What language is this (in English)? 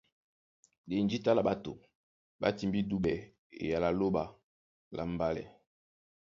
Duala